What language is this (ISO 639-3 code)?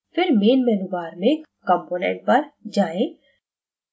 hin